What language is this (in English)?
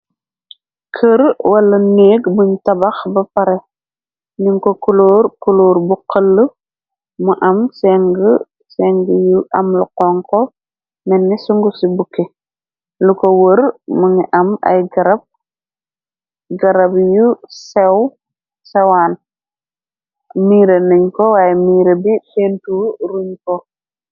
Wolof